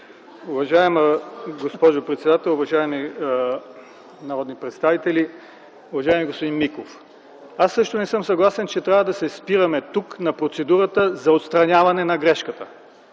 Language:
Bulgarian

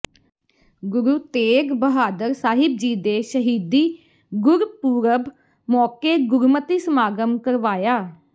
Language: Punjabi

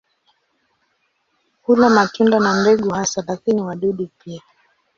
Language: Swahili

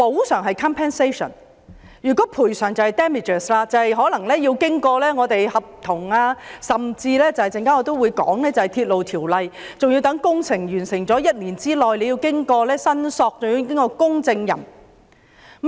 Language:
Cantonese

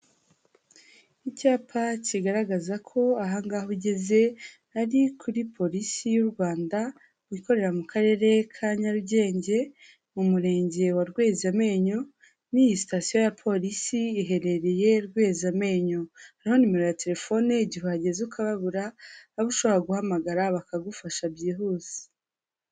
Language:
Kinyarwanda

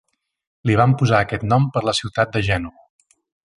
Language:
Catalan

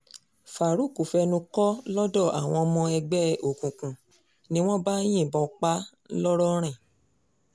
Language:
Yoruba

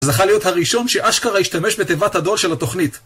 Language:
Hebrew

